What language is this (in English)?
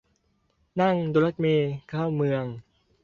Thai